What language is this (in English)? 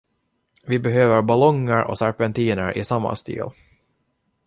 Swedish